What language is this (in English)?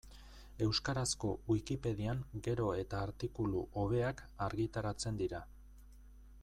Basque